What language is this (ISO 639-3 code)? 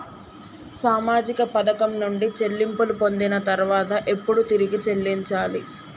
tel